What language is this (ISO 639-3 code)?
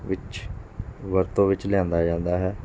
pan